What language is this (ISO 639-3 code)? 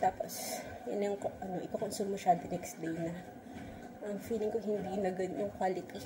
fil